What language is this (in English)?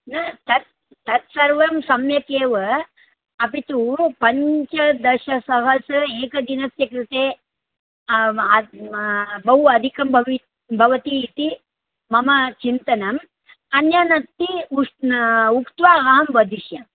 Sanskrit